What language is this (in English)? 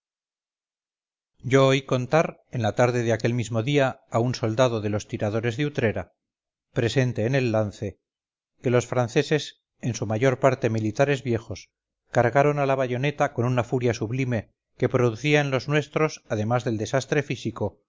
Spanish